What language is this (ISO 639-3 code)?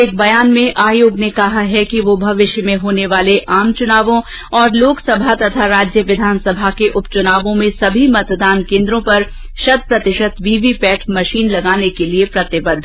hin